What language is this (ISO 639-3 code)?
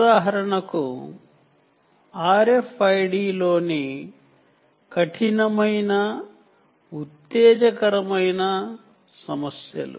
tel